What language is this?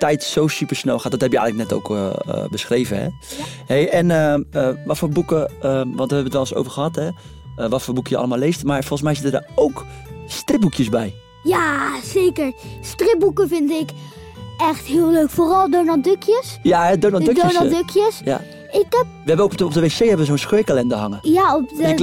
Dutch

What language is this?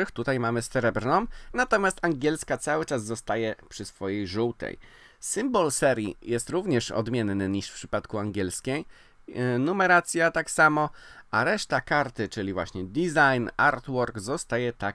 Polish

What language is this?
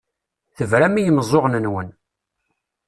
Kabyle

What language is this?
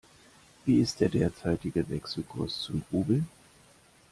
German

